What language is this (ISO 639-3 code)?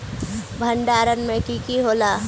mag